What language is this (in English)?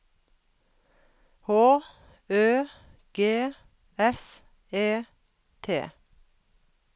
Norwegian